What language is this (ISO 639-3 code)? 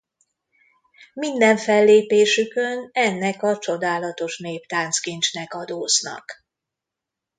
hun